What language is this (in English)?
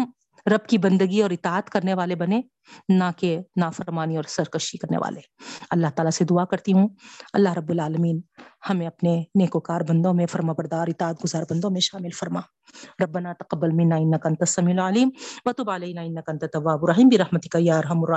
Urdu